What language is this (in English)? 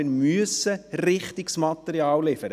Swiss German